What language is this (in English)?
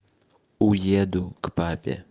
Russian